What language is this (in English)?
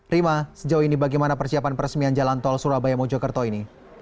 Indonesian